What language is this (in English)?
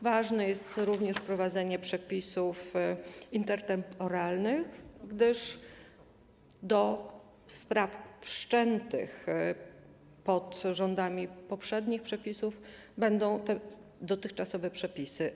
Polish